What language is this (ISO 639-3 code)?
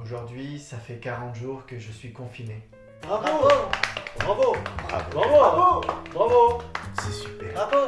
fra